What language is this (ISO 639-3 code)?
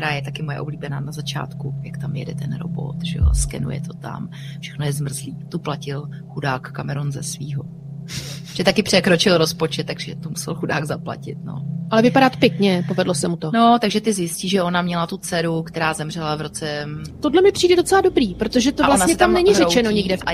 ces